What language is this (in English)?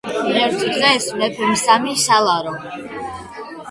Georgian